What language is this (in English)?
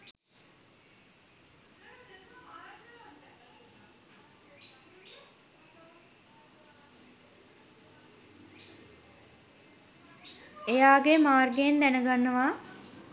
Sinhala